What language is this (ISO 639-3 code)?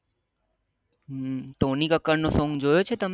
guj